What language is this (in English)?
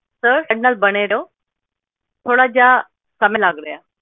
Punjabi